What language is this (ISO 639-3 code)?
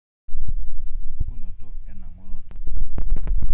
mas